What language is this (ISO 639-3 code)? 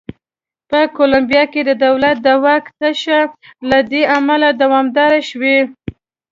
pus